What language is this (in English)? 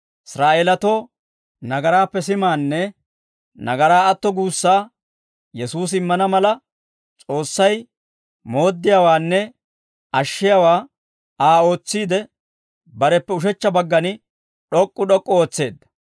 Dawro